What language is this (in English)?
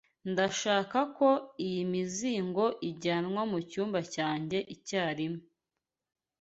Kinyarwanda